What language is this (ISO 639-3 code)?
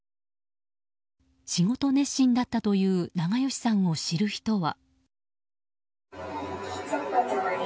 jpn